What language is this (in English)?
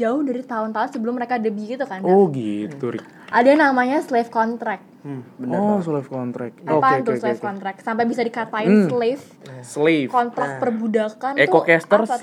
Indonesian